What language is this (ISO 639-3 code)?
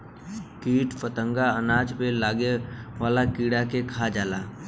bho